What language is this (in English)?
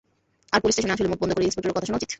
Bangla